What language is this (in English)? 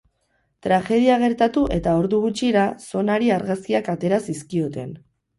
Basque